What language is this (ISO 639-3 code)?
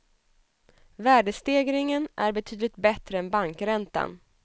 swe